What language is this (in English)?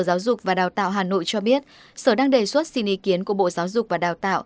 Vietnamese